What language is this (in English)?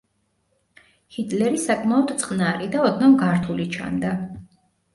Georgian